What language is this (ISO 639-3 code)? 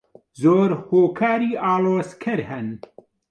ckb